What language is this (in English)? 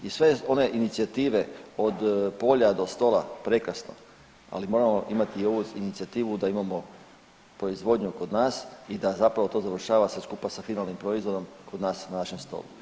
Croatian